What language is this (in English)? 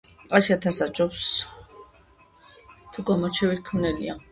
Georgian